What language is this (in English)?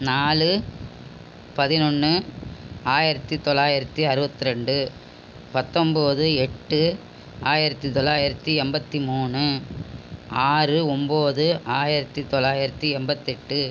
Tamil